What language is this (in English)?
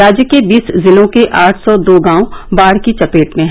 Hindi